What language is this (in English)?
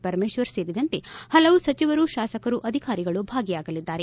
Kannada